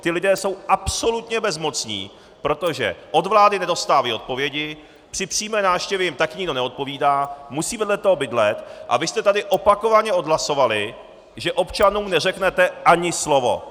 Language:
Czech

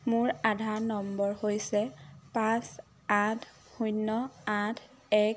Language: Assamese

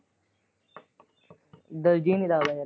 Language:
Punjabi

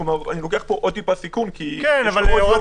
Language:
Hebrew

